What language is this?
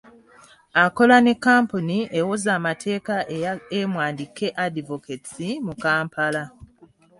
Ganda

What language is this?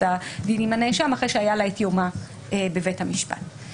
Hebrew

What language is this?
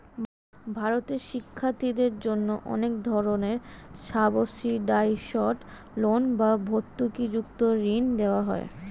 Bangla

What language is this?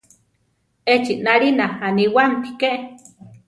Central Tarahumara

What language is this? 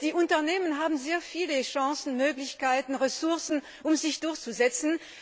German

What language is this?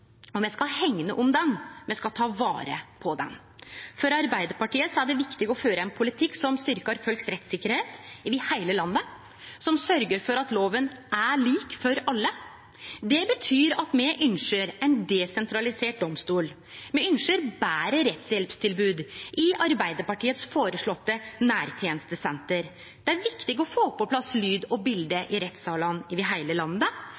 Norwegian Nynorsk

